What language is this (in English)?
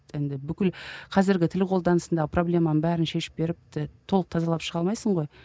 Kazakh